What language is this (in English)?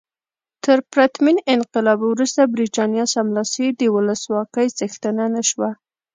Pashto